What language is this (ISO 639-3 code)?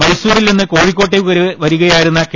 mal